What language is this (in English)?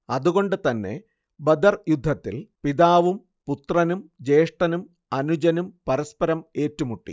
Malayalam